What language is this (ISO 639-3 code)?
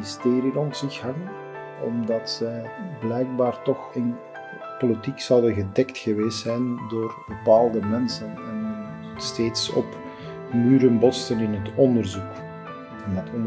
nld